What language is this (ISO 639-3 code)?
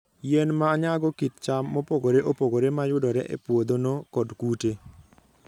luo